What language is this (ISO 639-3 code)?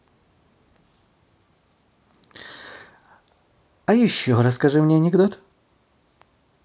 rus